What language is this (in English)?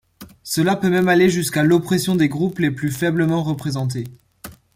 French